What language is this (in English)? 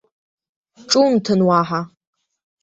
Abkhazian